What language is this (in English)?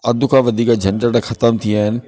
Sindhi